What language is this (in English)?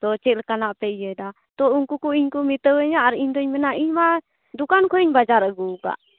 Santali